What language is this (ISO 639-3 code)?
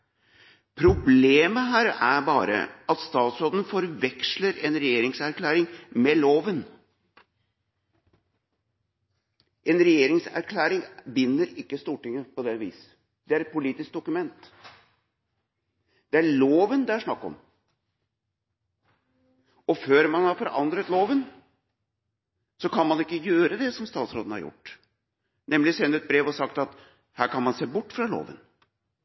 nob